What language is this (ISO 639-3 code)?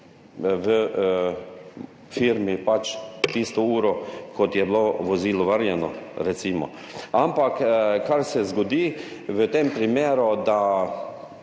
slv